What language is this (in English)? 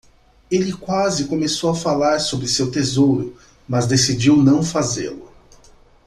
Portuguese